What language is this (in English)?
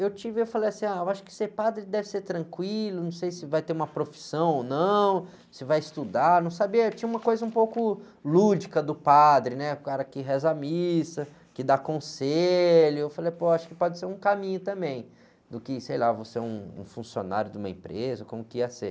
Portuguese